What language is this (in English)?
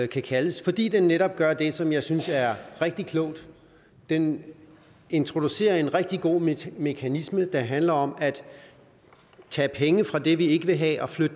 Danish